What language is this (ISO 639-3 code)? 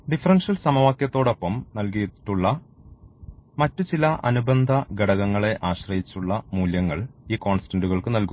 mal